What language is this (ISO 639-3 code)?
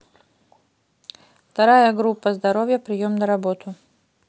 rus